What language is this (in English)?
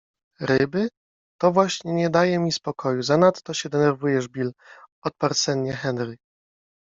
Polish